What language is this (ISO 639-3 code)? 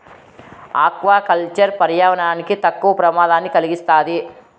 tel